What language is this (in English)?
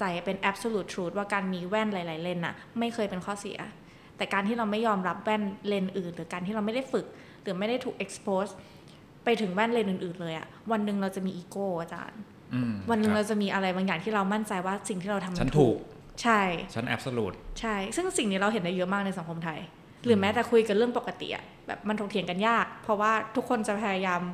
Thai